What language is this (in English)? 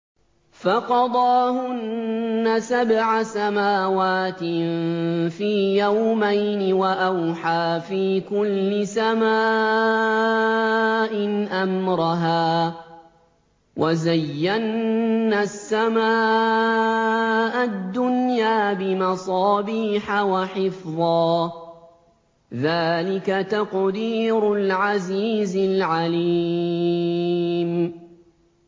Arabic